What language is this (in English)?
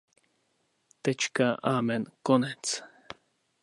Czech